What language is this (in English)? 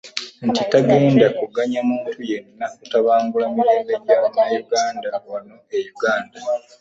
Ganda